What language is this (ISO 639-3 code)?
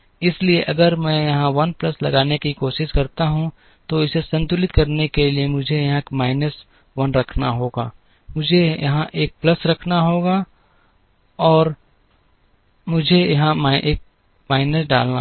hin